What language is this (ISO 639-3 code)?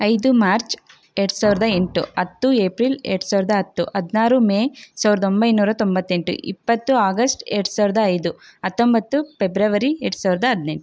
kan